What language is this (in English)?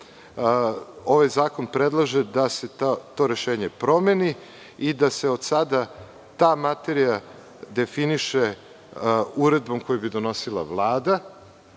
Serbian